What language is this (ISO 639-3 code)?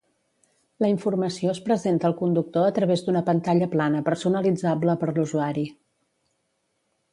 cat